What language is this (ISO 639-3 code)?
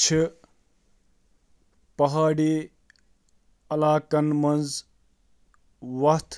kas